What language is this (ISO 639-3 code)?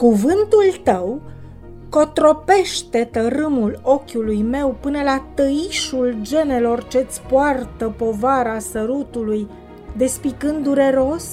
ron